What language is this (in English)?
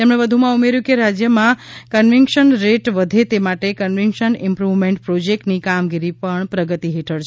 Gujarati